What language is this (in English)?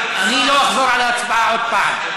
Hebrew